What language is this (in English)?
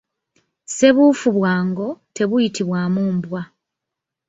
Ganda